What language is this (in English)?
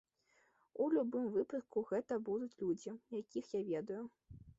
Belarusian